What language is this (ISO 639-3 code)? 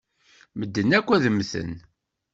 kab